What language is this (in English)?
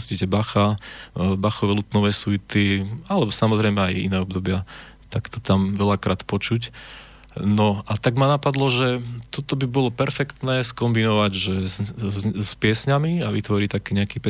Slovak